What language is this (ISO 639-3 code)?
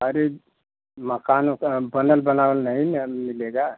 hin